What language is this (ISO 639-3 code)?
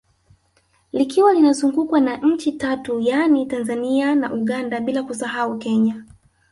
swa